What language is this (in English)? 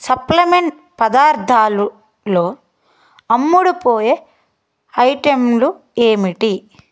Telugu